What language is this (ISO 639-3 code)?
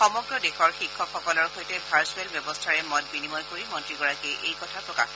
asm